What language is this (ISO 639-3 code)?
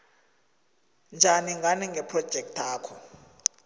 nbl